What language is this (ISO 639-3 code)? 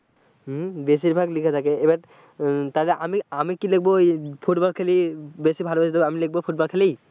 ben